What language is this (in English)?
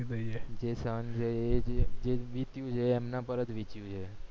Gujarati